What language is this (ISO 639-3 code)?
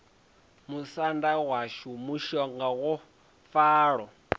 ven